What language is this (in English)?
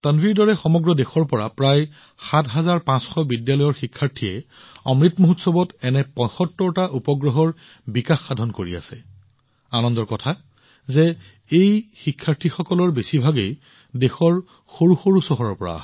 Assamese